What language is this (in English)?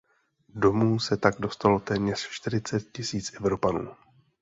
Czech